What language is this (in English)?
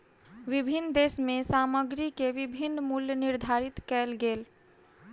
Maithili